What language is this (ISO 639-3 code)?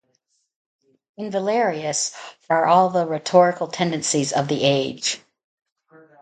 eng